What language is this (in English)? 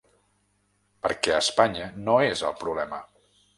Catalan